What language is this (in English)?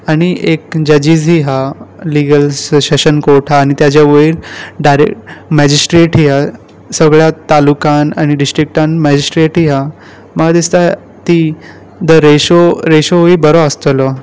Konkani